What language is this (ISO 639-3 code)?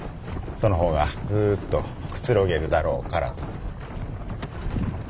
jpn